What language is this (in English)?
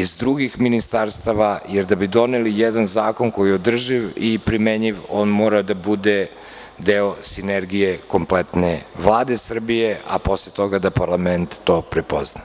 Serbian